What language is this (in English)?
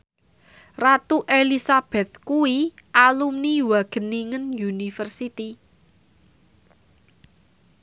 Javanese